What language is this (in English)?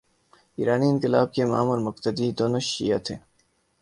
Urdu